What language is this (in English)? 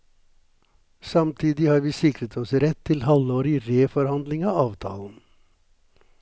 Norwegian